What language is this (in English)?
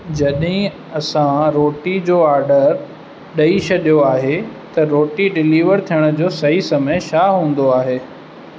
Sindhi